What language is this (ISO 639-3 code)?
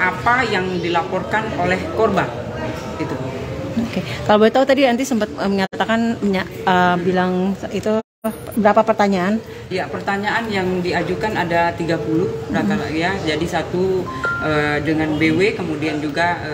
ind